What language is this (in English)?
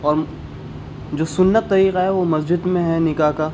Urdu